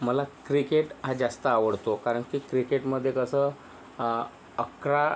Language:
Marathi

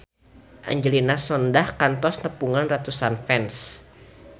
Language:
Sundanese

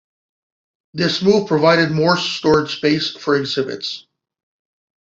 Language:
English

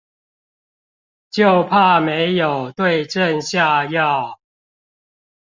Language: Chinese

